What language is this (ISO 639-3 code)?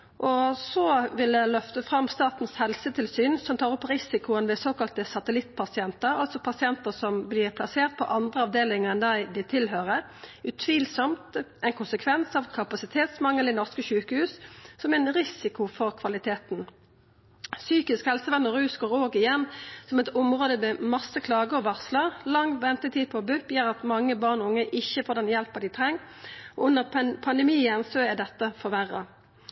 nno